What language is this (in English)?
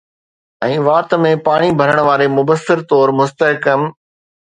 Sindhi